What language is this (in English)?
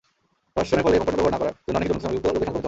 Bangla